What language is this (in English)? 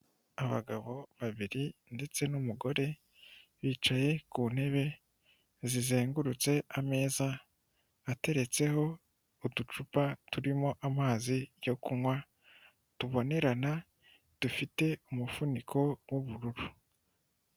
Kinyarwanda